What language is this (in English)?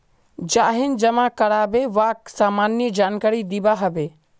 Magahi